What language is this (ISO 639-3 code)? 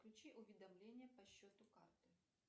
rus